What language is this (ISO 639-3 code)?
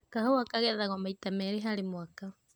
kik